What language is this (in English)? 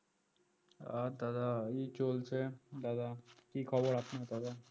Bangla